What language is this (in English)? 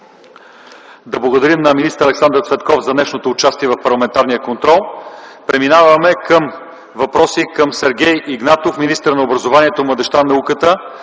Bulgarian